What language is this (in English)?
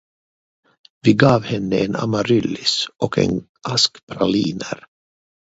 Swedish